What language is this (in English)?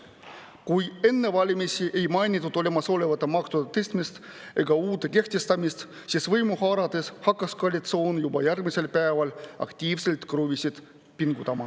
Estonian